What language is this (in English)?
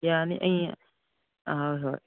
Manipuri